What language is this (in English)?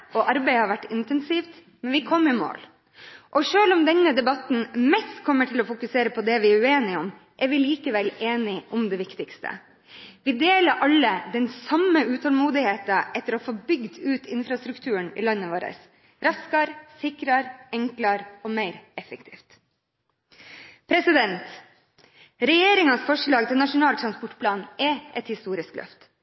Norwegian Bokmål